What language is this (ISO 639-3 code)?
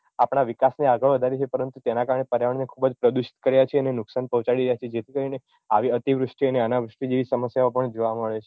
guj